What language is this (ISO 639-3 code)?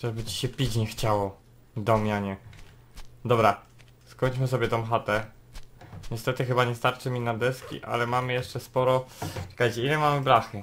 pol